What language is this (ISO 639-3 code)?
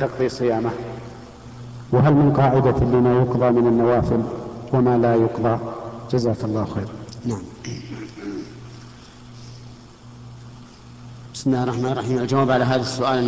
ara